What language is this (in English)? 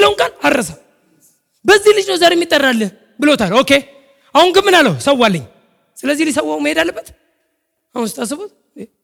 Amharic